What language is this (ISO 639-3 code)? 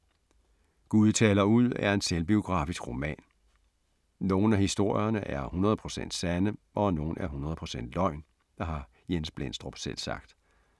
dan